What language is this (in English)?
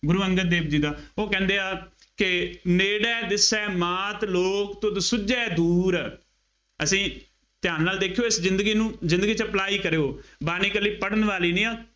Punjabi